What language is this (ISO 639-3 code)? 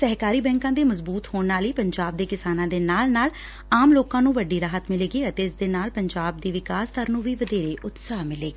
pan